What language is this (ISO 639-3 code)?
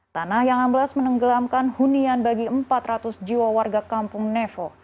ind